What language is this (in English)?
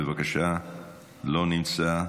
Hebrew